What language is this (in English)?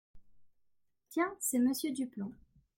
French